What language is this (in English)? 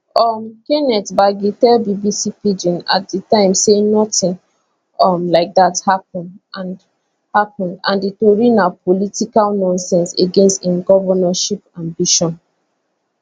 Nigerian Pidgin